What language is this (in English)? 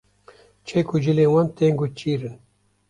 Kurdish